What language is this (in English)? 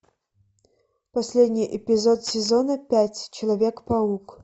Russian